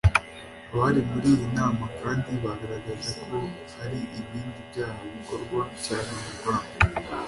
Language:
Kinyarwanda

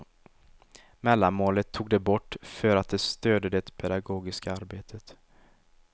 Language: Swedish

